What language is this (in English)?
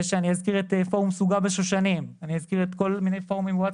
Hebrew